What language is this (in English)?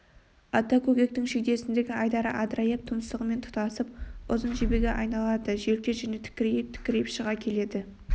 Kazakh